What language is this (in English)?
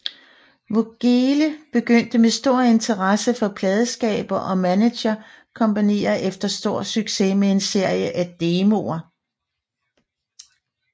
Danish